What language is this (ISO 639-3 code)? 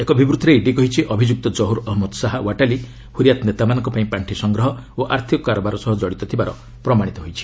ori